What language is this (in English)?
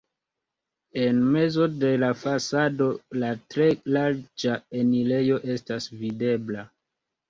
Esperanto